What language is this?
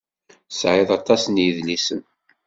Kabyle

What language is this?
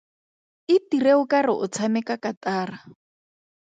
Tswana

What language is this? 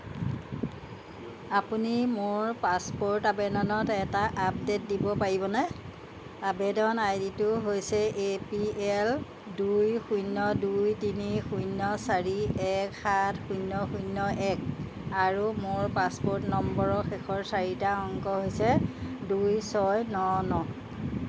Assamese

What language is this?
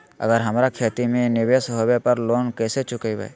Magahi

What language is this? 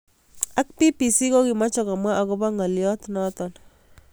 Kalenjin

